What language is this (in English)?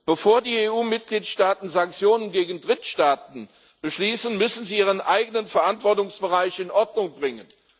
German